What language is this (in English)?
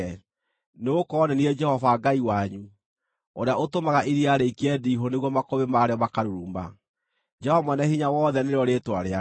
Kikuyu